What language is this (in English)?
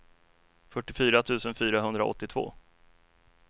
Swedish